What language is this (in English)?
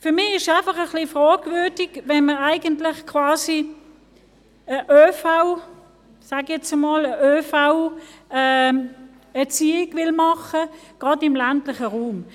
Swiss German